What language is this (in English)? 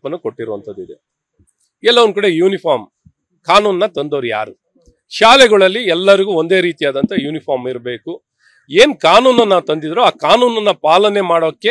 Kannada